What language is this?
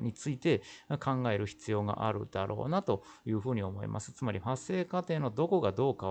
Japanese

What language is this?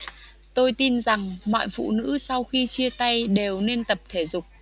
Vietnamese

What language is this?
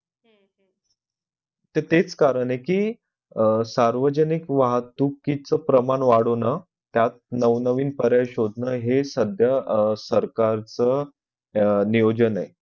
Marathi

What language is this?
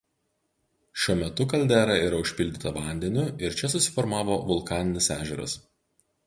Lithuanian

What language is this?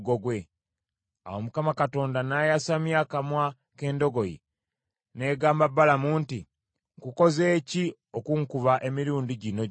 Ganda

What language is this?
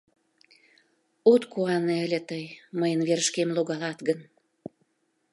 Mari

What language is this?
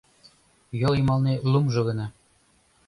Mari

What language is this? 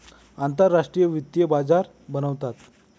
Marathi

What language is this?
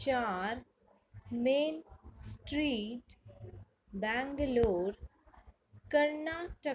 Sindhi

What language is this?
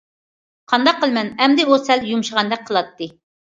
Uyghur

